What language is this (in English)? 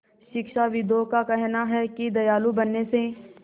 Hindi